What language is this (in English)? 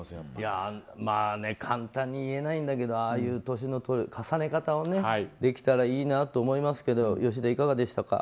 Japanese